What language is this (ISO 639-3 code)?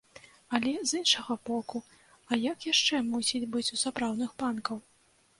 bel